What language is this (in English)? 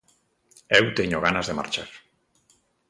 Galician